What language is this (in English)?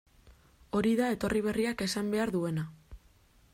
Basque